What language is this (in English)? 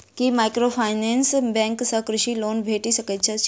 Maithili